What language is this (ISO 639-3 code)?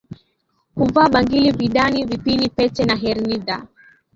swa